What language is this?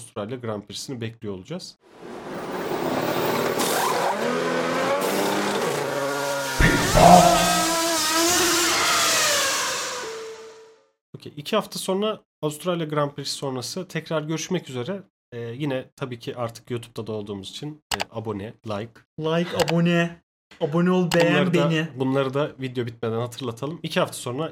Turkish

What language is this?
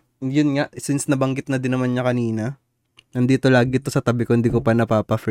Filipino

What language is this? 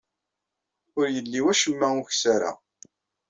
Kabyle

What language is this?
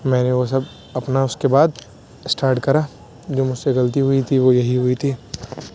Urdu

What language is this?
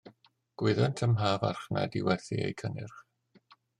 Welsh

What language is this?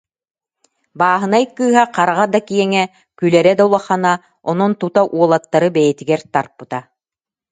Yakut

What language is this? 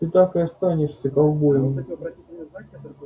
Russian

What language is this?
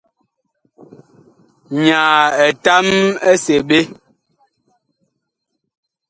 Bakoko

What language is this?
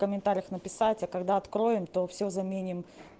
Russian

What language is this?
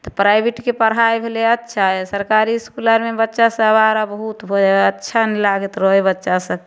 Maithili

